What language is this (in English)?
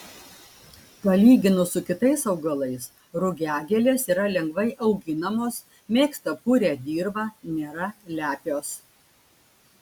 Lithuanian